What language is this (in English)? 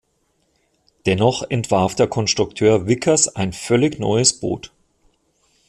German